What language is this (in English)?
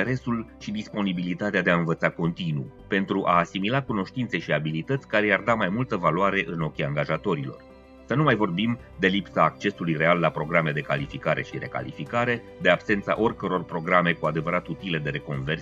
Romanian